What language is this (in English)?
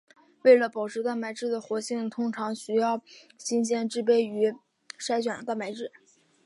Chinese